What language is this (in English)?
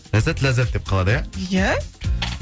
Kazakh